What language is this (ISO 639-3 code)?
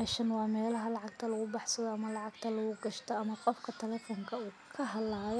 som